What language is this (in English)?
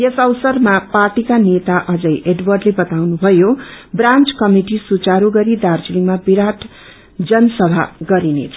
Nepali